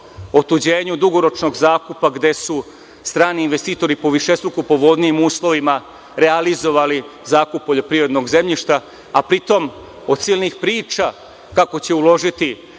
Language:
Serbian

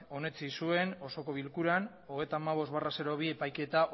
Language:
Basque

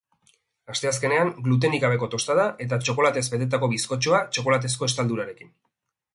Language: Basque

